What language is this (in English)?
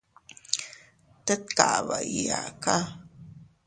Teutila Cuicatec